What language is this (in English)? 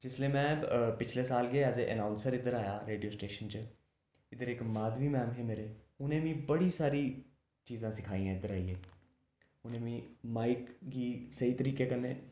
Dogri